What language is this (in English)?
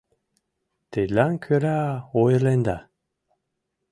Mari